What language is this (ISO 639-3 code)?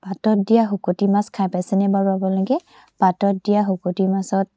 asm